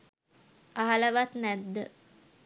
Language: Sinhala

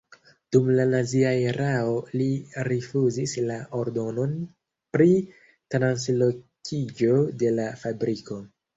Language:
Esperanto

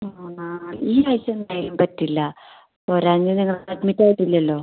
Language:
Malayalam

